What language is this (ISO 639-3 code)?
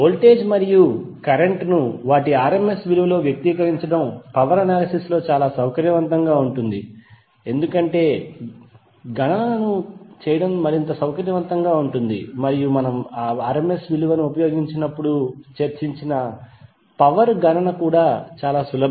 tel